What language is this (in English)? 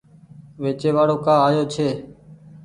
Goaria